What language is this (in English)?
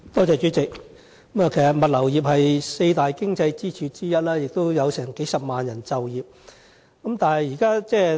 Cantonese